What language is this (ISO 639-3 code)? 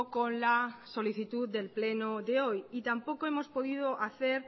spa